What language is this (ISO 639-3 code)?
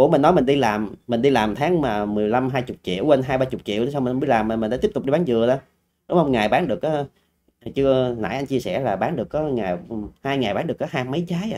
vie